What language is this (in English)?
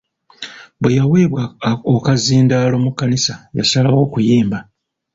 Ganda